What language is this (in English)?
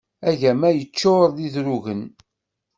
Kabyle